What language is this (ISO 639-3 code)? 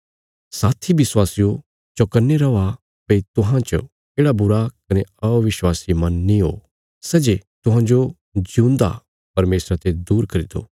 kfs